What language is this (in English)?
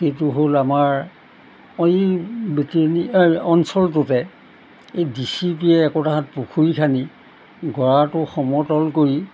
Assamese